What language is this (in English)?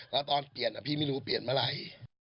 Thai